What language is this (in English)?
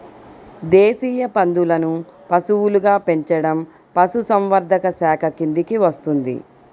Telugu